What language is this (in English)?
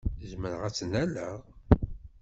Kabyle